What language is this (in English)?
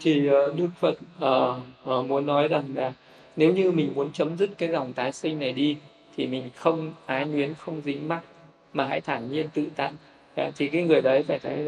Vietnamese